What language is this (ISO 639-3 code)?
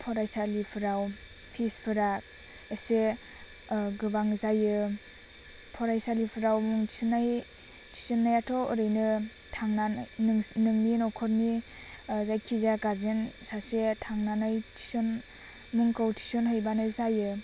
brx